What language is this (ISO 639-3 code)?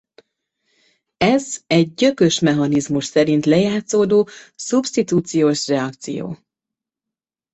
hun